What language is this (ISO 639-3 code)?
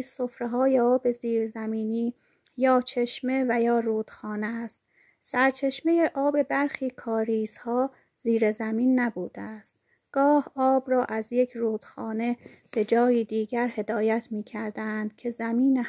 fas